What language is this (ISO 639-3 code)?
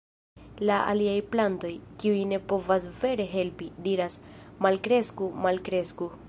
epo